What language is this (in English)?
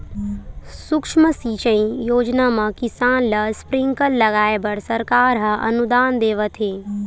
Chhattisgarhi